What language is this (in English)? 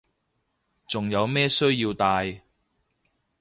Cantonese